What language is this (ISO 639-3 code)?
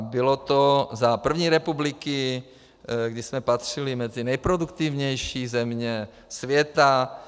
ces